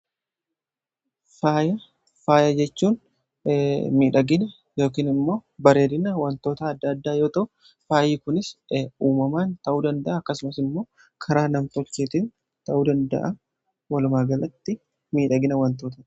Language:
Oromo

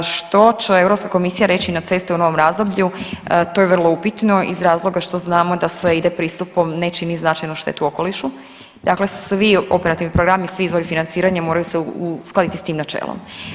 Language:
Croatian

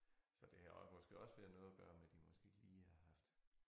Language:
Danish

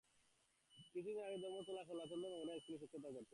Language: Bangla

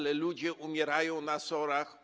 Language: Polish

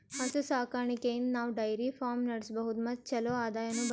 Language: Kannada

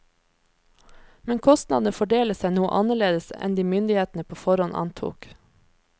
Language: Norwegian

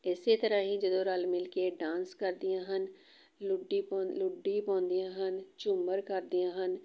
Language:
Punjabi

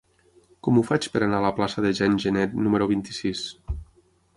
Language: Catalan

